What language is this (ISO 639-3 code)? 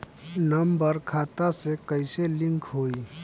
bho